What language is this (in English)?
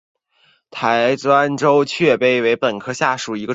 Chinese